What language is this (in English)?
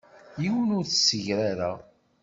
Kabyle